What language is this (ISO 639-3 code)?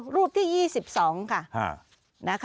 tha